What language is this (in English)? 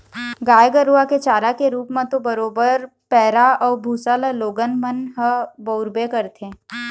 Chhattisgarhi